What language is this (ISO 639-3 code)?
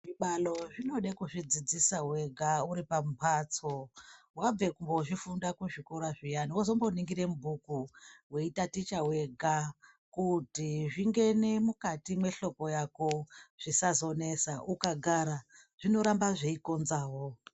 ndc